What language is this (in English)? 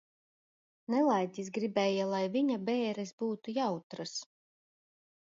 Latvian